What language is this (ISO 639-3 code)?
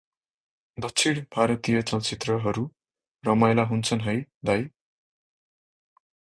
nep